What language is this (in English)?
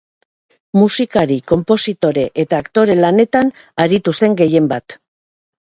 Basque